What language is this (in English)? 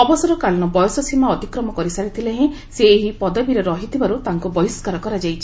Odia